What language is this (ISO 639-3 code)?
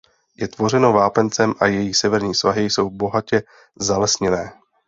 ces